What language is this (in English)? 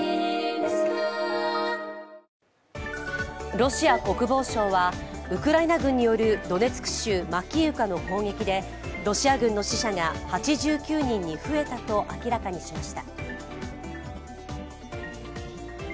Japanese